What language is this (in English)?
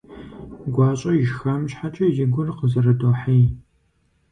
Kabardian